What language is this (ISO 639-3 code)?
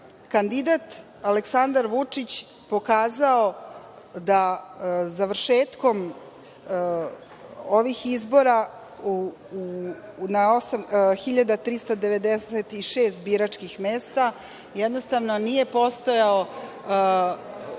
srp